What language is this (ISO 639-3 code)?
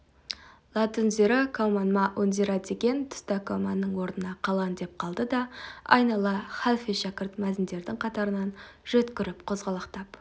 kaz